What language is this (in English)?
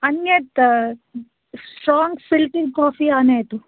Sanskrit